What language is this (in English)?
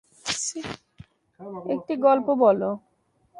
Bangla